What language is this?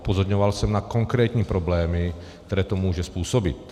Czech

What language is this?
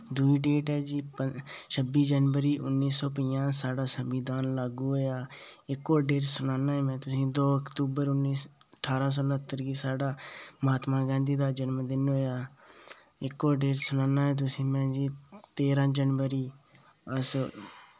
Dogri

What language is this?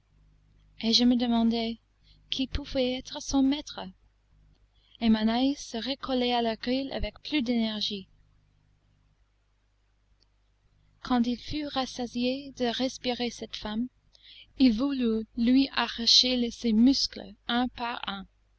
French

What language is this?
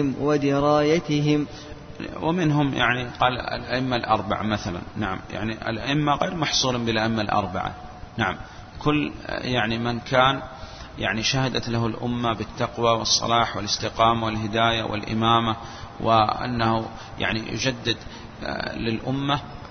Arabic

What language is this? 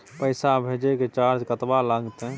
Maithili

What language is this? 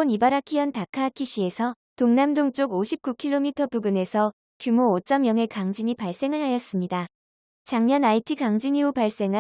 Korean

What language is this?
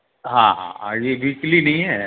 Hindi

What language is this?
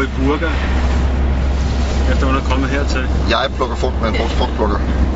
Danish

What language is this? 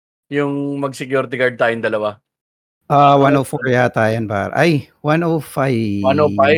Filipino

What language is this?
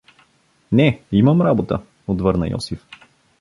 Bulgarian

